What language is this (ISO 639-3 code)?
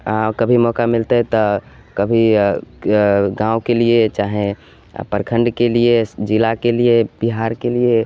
mai